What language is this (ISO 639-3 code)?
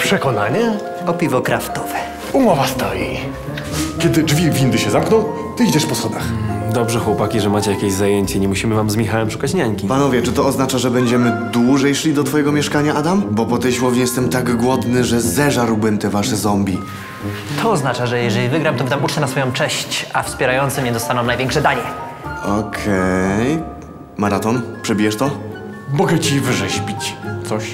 pol